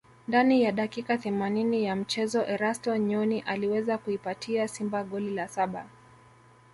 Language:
Swahili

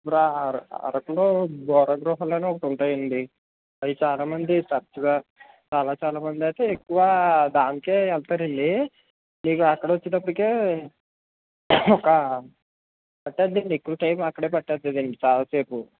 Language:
Telugu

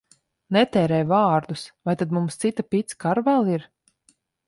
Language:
Latvian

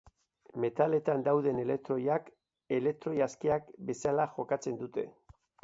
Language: Basque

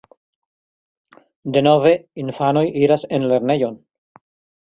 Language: Esperanto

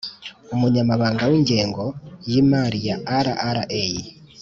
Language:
Kinyarwanda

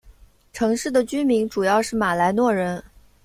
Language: Chinese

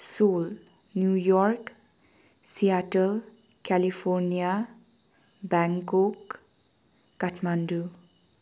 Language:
Nepali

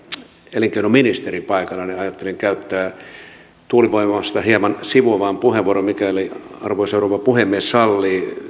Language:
Finnish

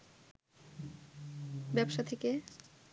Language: Bangla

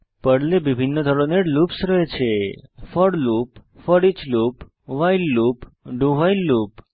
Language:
Bangla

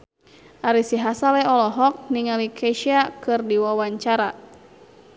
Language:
Sundanese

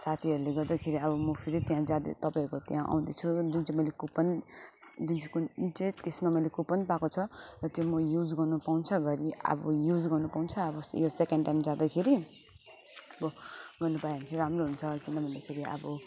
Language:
Nepali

